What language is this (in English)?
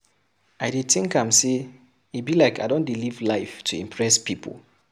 Nigerian Pidgin